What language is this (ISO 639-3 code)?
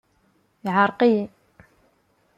kab